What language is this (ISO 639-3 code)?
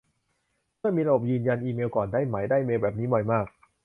tha